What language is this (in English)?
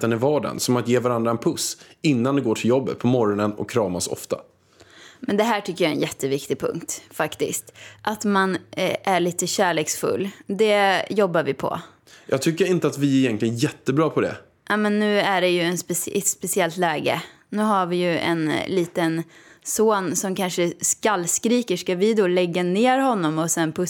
Swedish